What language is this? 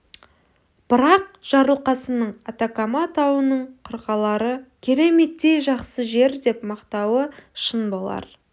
Kazakh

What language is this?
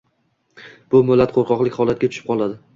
Uzbek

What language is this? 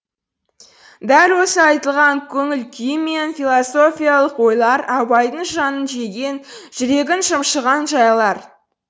Kazakh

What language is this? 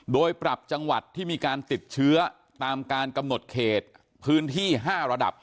Thai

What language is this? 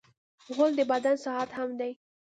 Pashto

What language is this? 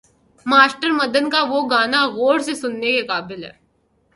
Urdu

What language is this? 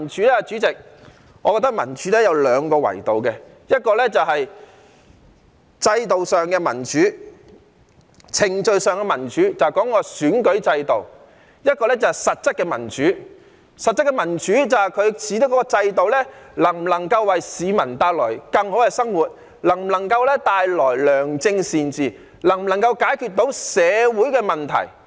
Cantonese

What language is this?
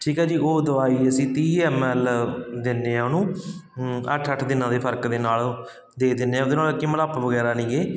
Punjabi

